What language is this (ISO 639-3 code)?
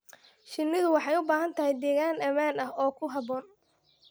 som